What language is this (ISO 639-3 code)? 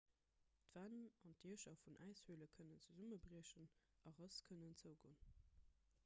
ltz